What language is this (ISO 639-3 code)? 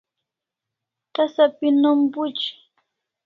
kls